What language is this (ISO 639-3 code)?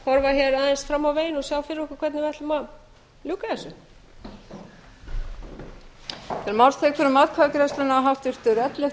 isl